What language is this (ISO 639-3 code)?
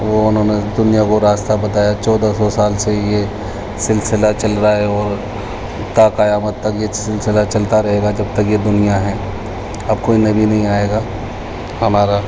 urd